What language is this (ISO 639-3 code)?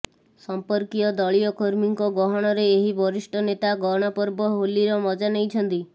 ori